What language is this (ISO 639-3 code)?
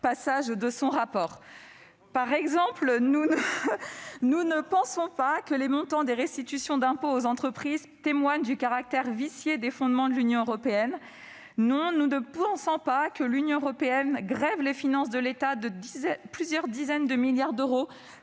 fra